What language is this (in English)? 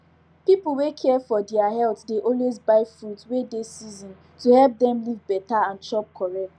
Nigerian Pidgin